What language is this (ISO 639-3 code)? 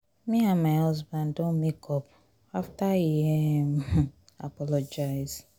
pcm